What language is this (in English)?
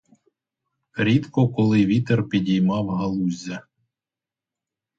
Ukrainian